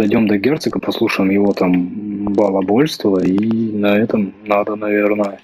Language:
Russian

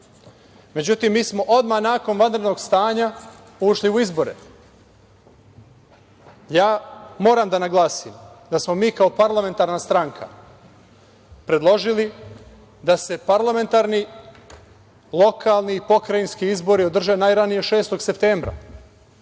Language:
Serbian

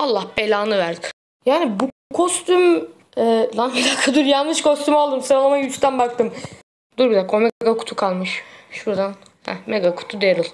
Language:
Turkish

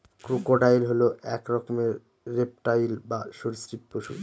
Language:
Bangla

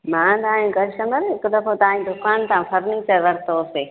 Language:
Sindhi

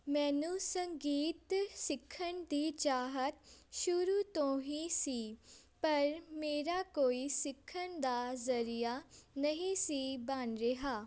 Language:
Punjabi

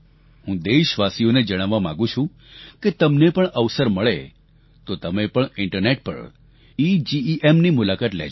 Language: Gujarati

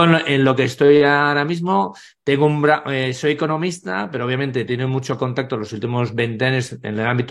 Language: Spanish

